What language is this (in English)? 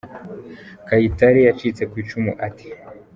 Kinyarwanda